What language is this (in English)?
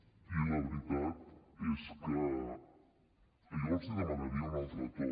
Catalan